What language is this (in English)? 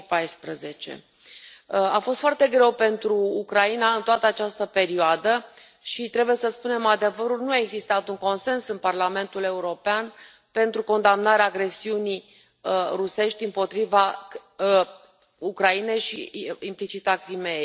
Romanian